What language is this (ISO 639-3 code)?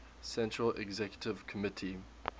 eng